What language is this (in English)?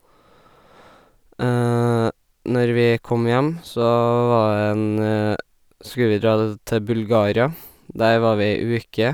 Norwegian